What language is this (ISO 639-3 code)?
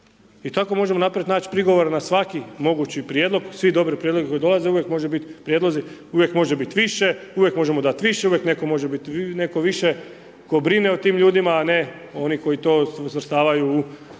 hrv